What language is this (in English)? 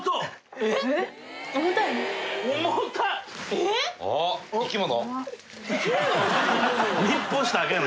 Japanese